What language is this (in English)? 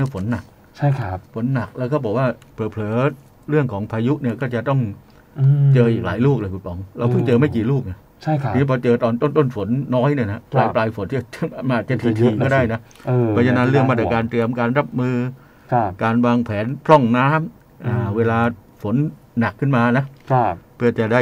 Thai